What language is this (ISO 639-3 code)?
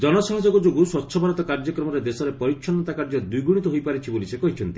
ori